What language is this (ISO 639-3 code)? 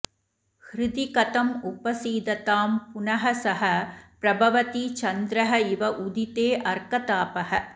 san